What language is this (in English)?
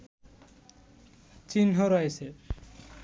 Bangla